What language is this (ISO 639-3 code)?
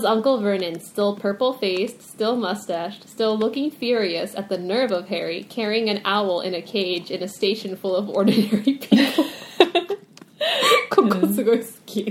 jpn